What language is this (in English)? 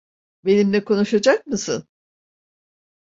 Turkish